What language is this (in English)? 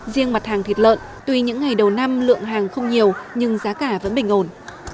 Vietnamese